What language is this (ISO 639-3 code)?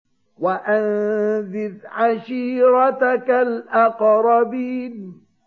ara